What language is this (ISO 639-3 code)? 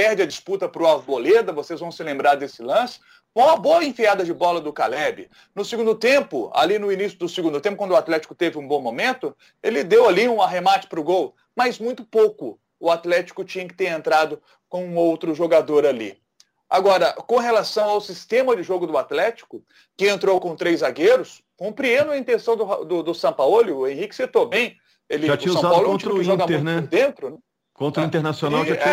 por